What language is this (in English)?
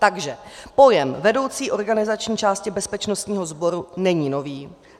Czech